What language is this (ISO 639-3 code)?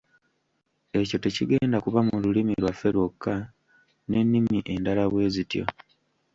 lug